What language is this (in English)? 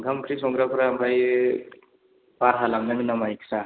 Bodo